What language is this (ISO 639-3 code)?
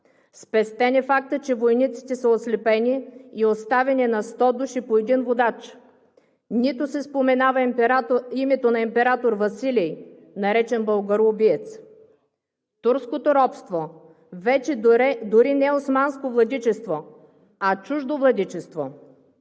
bul